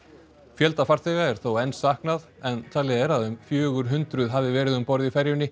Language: Icelandic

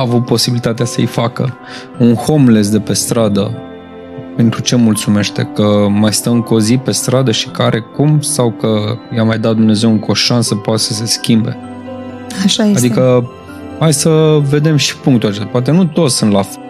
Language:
Romanian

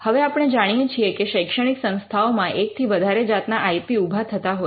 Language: Gujarati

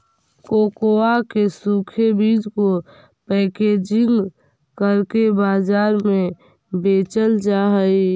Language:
Magahi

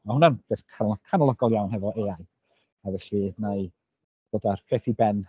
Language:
Welsh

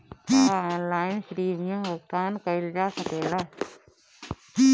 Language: Bhojpuri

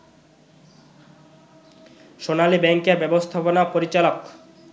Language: Bangla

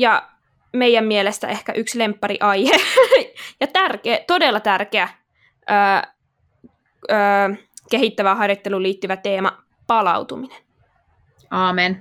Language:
Finnish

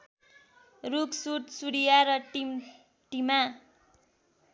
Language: Nepali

